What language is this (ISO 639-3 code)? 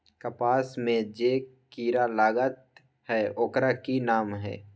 mag